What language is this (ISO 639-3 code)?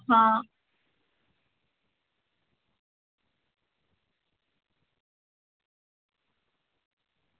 doi